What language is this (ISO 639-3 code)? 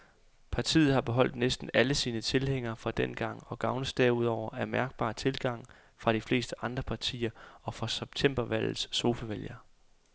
dan